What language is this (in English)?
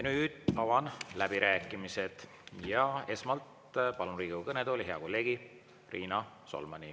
Estonian